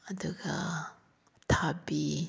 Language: Manipuri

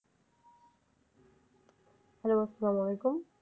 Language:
Bangla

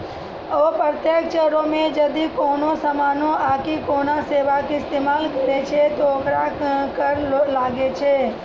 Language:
Maithili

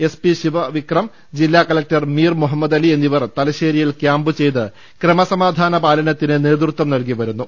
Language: Malayalam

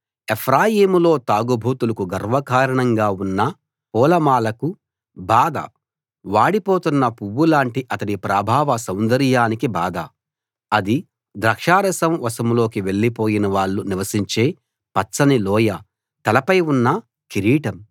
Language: Telugu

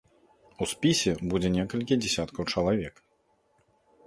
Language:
Belarusian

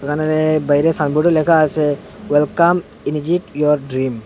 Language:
Bangla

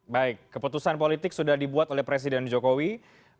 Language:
Indonesian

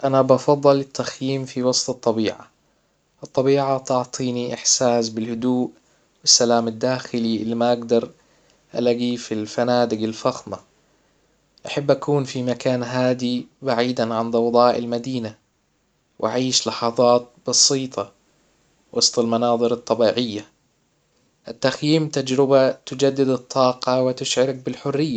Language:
Hijazi Arabic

